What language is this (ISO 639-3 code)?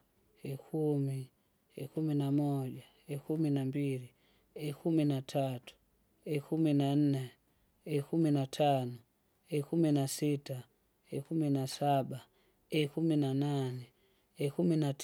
zga